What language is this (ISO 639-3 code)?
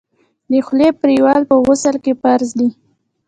pus